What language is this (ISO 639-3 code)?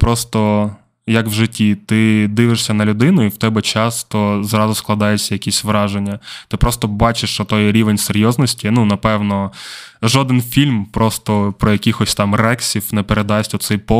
ukr